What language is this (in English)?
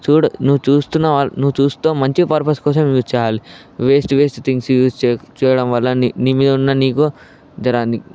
Telugu